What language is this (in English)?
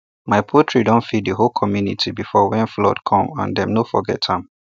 Nigerian Pidgin